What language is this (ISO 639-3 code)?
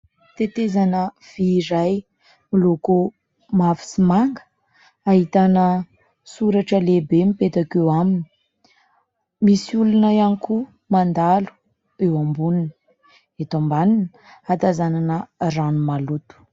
mlg